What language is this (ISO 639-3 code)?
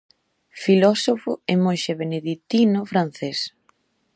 glg